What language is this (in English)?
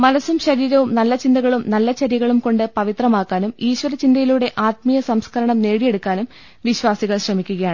Malayalam